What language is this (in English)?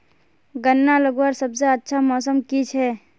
Magahi